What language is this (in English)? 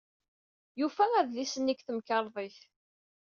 Kabyle